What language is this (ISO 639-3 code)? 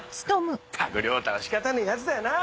jpn